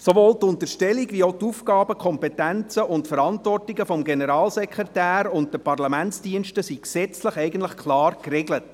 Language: Swiss German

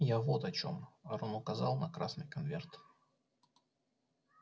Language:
Russian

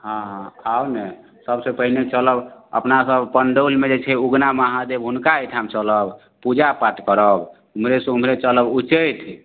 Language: Maithili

